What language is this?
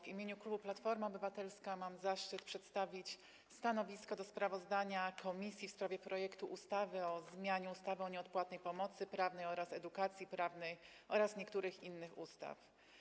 Polish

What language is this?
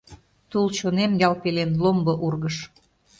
Mari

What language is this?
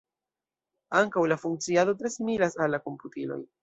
Esperanto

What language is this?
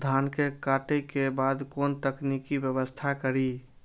Maithili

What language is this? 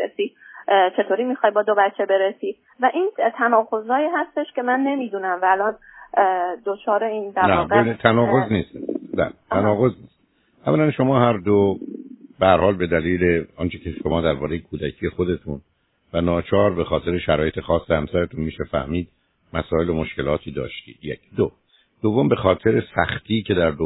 Persian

